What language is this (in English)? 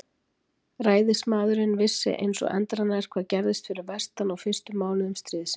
Icelandic